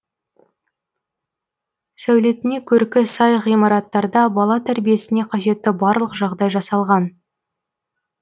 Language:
Kazakh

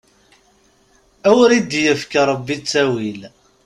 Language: Kabyle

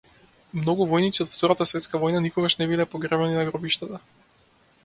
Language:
Macedonian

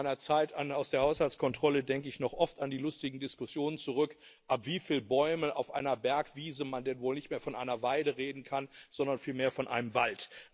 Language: German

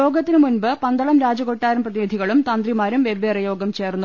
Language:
Malayalam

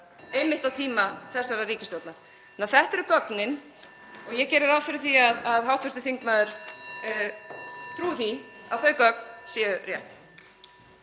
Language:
Icelandic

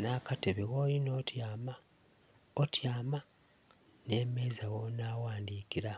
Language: Soga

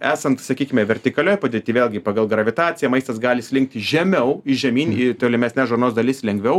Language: Lithuanian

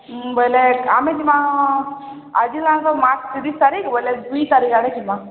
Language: Odia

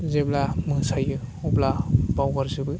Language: Bodo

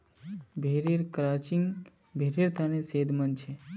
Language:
Magahi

